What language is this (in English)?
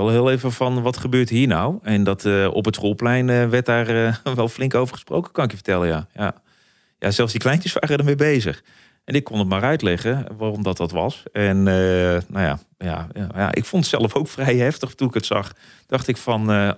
Dutch